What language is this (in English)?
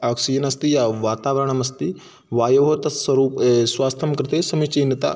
Sanskrit